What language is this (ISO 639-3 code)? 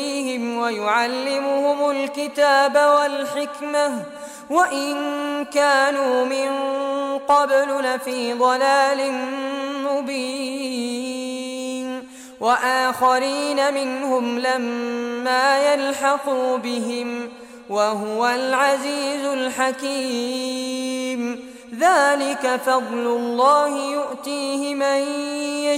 ara